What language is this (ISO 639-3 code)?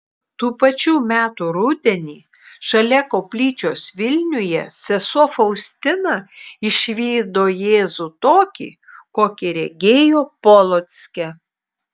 lit